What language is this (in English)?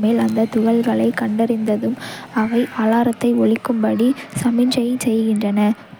Kota (India)